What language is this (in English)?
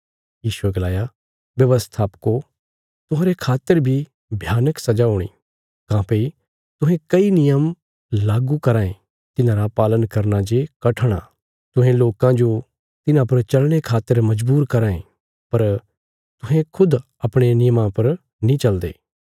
Bilaspuri